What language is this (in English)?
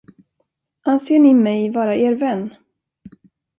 Swedish